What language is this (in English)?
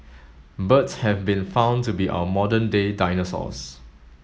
English